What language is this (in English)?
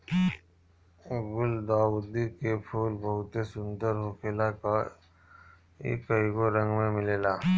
Bhojpuri